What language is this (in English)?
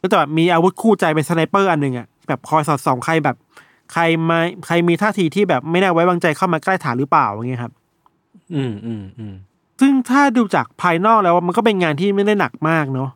Thai